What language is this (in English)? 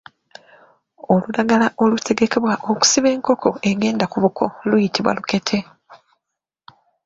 Ganda